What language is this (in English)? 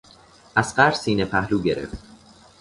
Persian